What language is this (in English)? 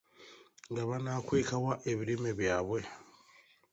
Ganda